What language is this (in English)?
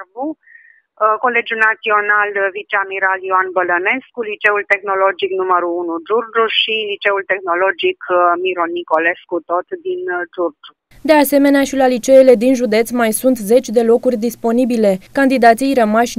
Romanian